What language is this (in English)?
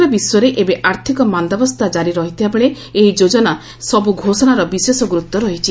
Odia